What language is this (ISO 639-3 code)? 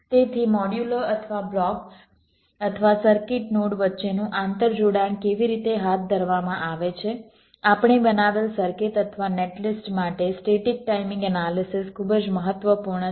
guj